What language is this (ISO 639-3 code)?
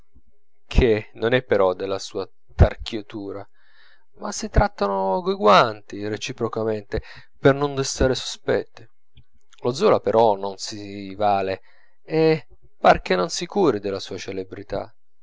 ita